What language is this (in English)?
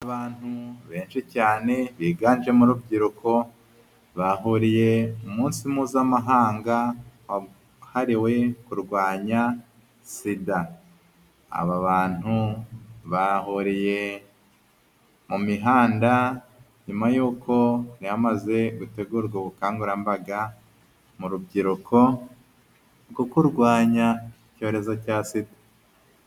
Kinyarwanda